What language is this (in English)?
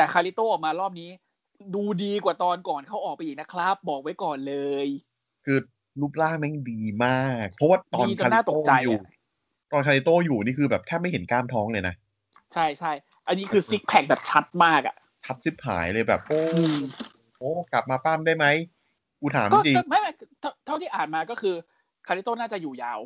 Thai